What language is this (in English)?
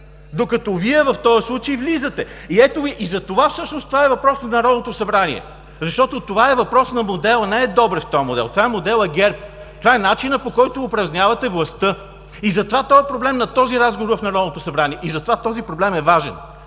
Bulgarian